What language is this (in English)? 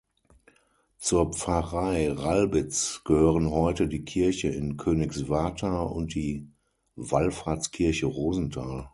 German